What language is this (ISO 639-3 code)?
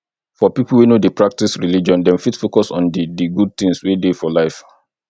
pcm